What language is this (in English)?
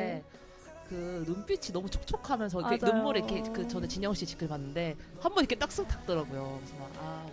Korean